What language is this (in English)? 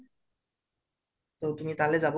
Assamese